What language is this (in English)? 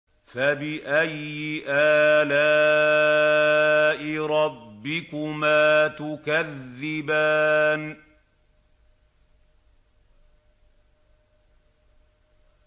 Arabic